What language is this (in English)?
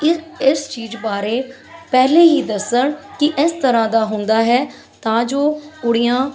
Punjabi